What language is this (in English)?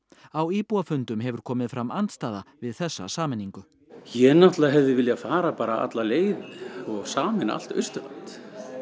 Icelandic